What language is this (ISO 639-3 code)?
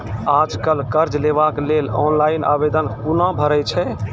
mai